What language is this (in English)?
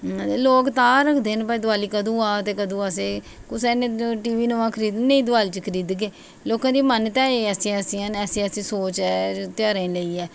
Dogri